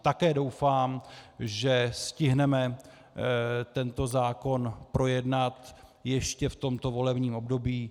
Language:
Czech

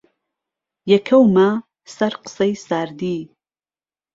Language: Central Kurdish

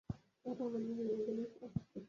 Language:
Bangla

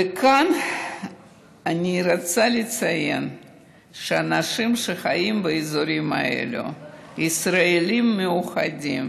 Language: Hebrew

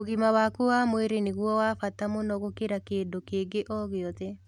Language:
Kikuyu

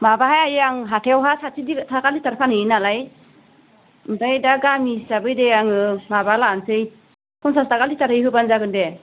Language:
Bodo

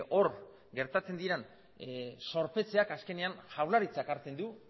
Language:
Basque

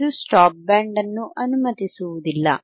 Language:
Kannada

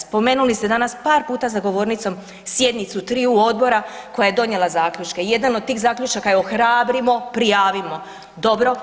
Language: Croatian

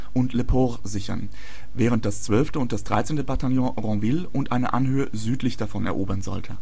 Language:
German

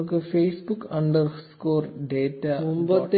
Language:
Malayalam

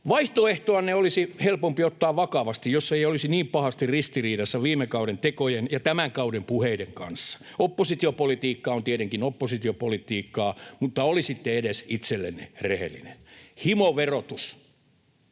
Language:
Finnish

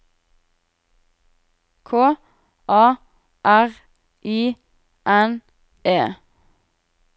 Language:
Norwegian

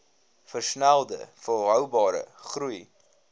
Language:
Afrikaans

